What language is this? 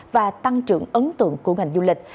Vietnamese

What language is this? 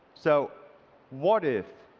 English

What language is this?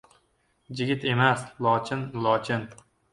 Uzbek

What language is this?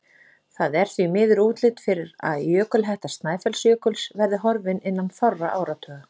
Icelandic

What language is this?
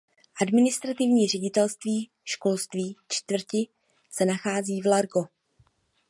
Czech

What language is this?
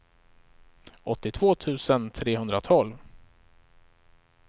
Swedish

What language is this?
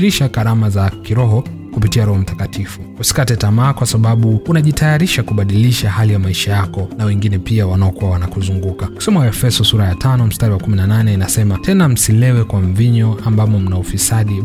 Swahili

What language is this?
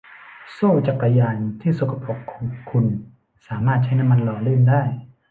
Thai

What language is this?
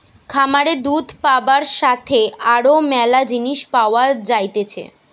Bangla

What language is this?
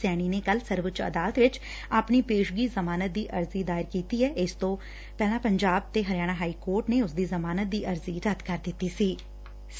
Punjabi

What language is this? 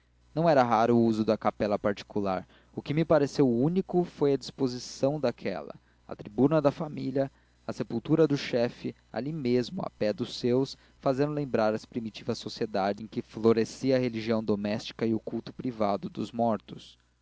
Portuguese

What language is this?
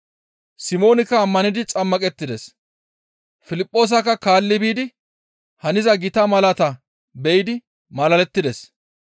Gamo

